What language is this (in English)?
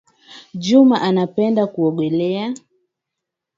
Swahili